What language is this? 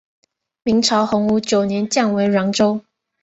Chinese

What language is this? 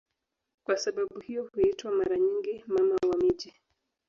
Swahili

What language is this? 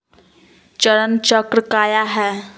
Magahi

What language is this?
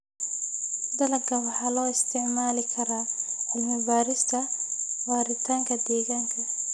Somali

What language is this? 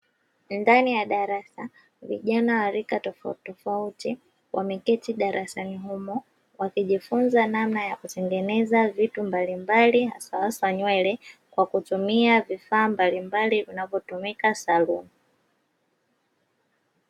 Swahili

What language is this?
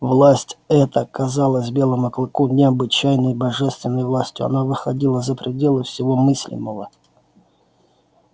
Russian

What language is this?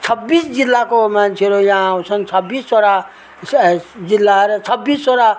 Nepali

